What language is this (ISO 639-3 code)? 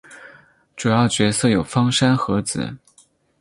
zho